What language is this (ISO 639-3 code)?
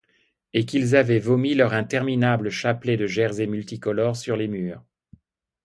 fra